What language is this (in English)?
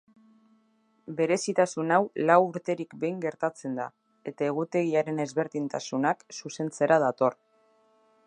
Basque